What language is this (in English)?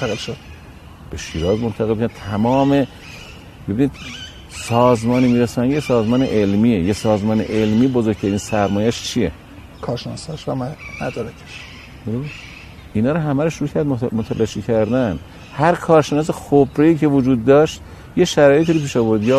Persian